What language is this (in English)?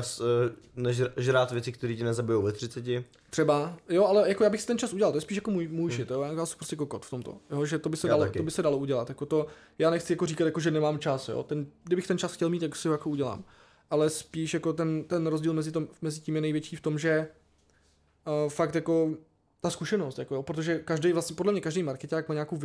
Czech